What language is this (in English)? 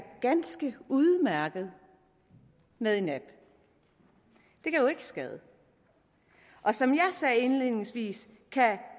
Danish